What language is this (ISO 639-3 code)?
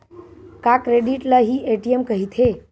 hne